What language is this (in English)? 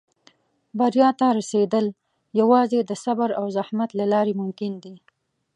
Pashto